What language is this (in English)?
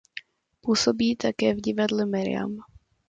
Czech